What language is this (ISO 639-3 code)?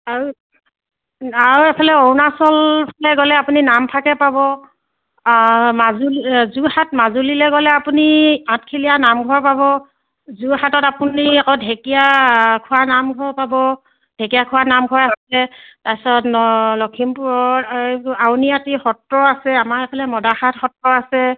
asm